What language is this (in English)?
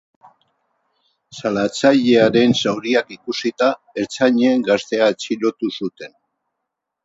Basque